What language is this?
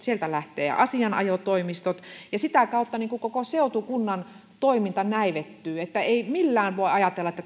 Finnish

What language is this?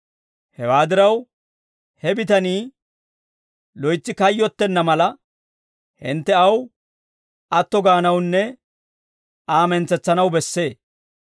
Dawro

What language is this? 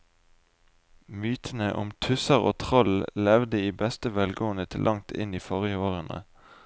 Norwegian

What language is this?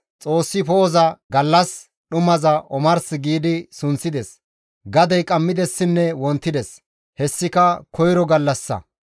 Gamo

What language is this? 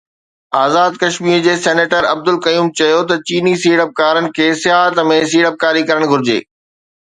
Sindhi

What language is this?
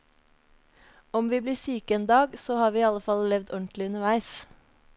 Norwegian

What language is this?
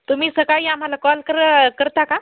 Marathi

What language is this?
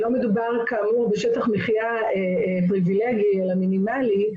Hebrew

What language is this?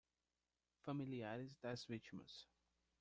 Portuguese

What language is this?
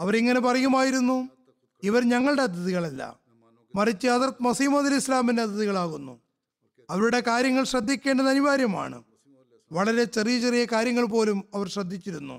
Malayalam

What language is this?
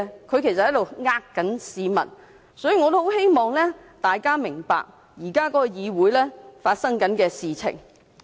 Cantonese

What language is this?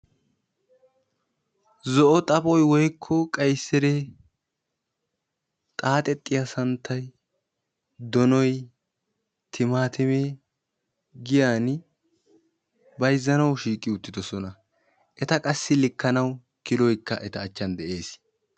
Wolaytta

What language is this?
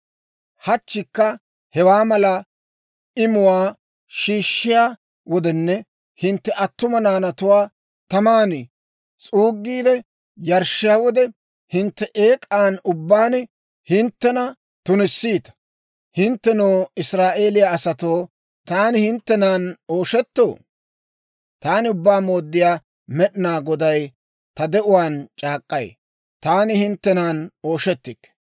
Dawro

